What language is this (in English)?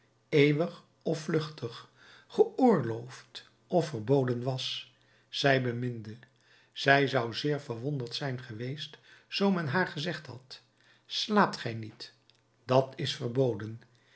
Dutch